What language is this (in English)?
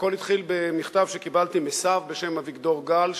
Hebrew